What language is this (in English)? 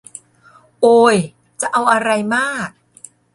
Thai